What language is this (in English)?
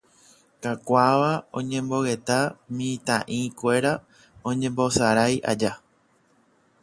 Guarani